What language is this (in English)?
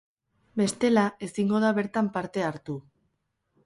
Basque